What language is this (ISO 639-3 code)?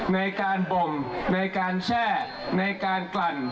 tha